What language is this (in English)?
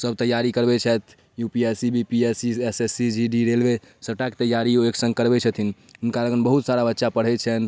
Maithili